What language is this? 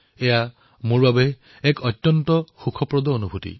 Assamese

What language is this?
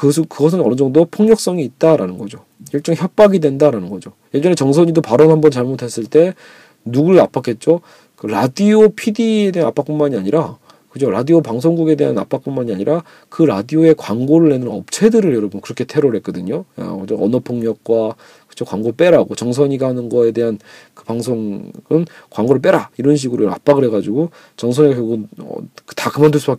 Korean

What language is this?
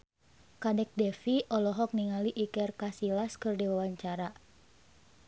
Sundanese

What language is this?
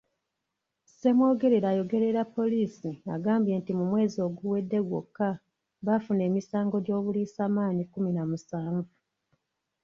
Ganda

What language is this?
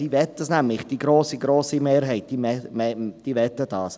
Swiss German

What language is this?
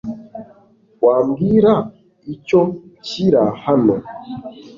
Kinyarwanda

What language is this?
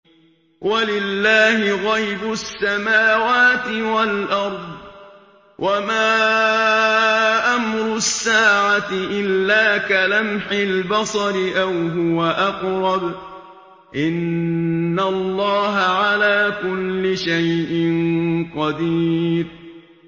Arabic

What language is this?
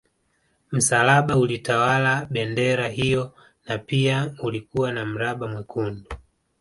Swahili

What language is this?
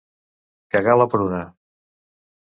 Catalan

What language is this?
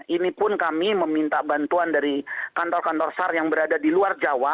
Indonesian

